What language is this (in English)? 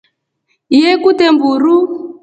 Rombo